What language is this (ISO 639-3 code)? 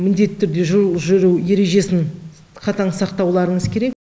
kaz